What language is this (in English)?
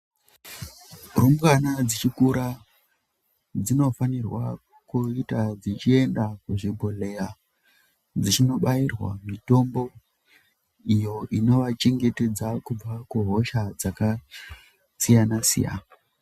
Ndau